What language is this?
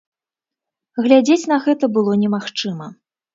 Belarusian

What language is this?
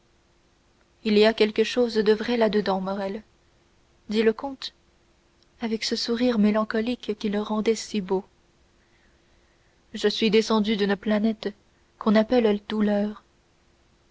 French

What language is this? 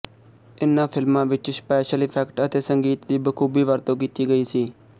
Punjabi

